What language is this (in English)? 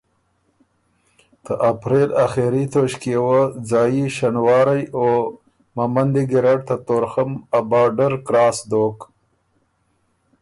Ormuri